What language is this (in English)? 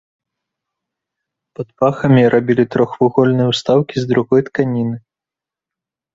Belarusian